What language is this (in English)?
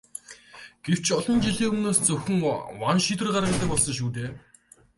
Mongolian